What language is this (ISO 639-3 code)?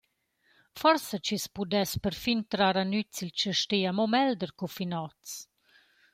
roh